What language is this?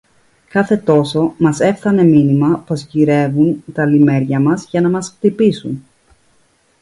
Greek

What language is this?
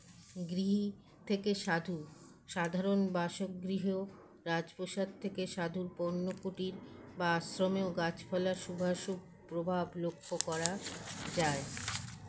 Bangla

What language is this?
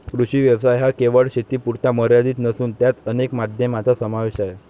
Marathi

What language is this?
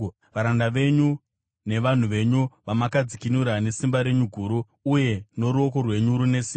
Shona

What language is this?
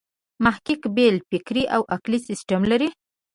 Pashto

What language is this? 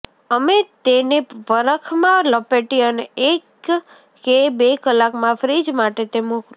Gujarati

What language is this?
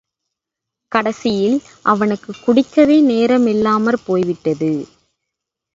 Tamil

